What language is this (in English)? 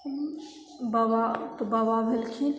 Maithili